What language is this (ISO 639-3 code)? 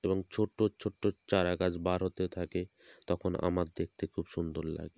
ben